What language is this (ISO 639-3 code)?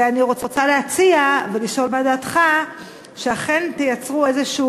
heb